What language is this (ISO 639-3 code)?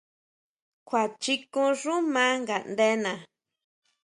mau